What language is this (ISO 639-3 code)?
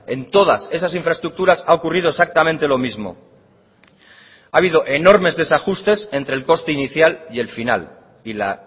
spa